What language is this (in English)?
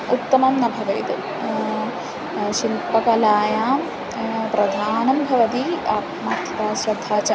Sanskrit